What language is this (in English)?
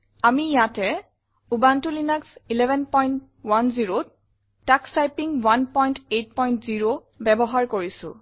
Assamese